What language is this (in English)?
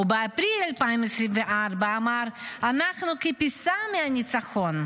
Hebrew